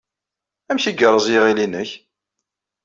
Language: Kabyle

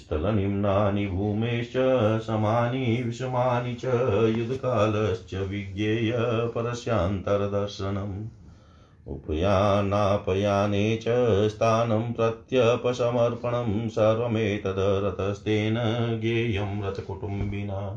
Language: Hindi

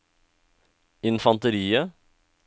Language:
Norwegian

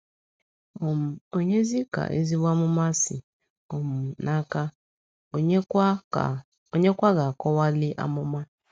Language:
Igbo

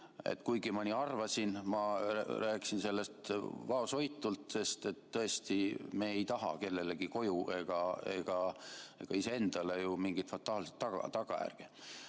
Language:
Estonian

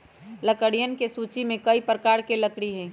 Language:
Magahi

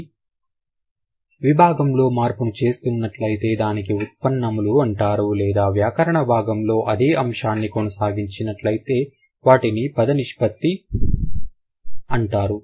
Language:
Telugu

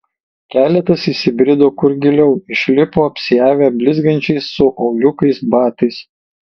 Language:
Lithuanian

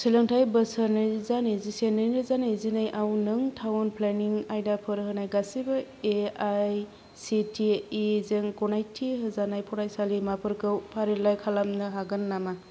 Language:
Bodo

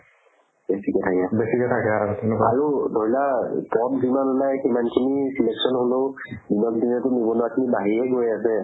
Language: Assamese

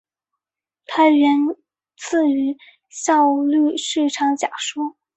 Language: Chinese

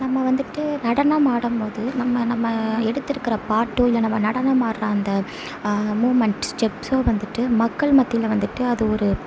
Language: Tamil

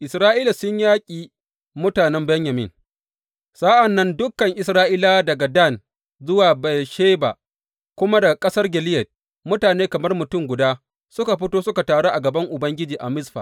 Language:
Hausa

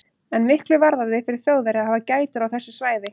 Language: Icelandic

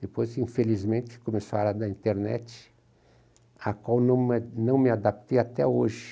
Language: Portuguese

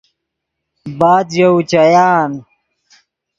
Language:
Yidgha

